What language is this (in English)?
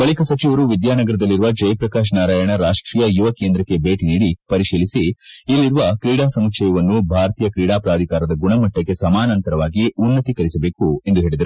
Kannada